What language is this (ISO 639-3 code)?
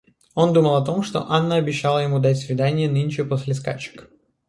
rus